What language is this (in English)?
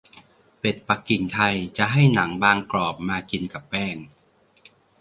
Thai